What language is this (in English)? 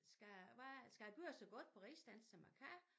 Danish